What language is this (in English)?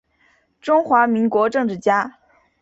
Chinese